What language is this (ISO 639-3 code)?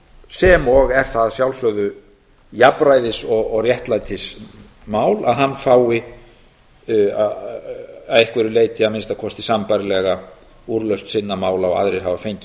isl